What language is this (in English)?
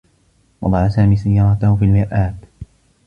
Arabic